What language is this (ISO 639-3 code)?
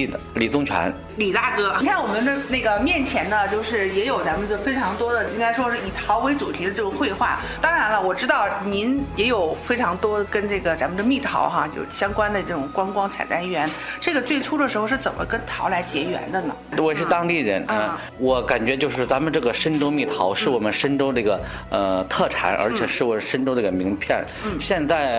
zho